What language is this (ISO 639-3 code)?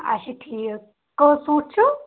kas